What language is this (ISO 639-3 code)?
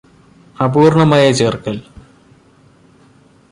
mal